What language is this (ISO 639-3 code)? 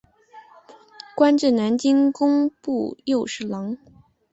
zho